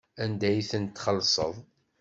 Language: Kabyle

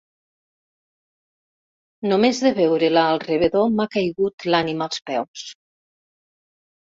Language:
Catalan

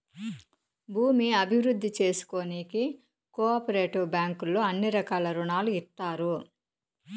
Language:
Telugu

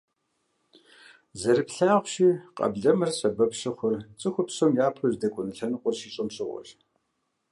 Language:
Kabardian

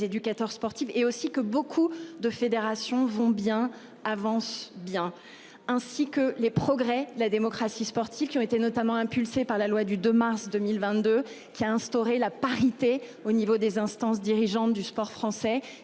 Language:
French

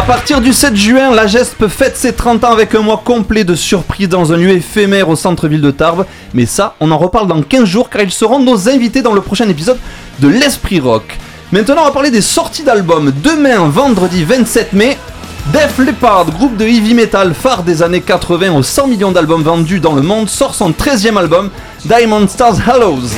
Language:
French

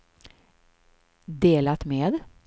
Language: Swedish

